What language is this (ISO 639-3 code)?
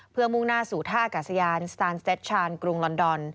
tha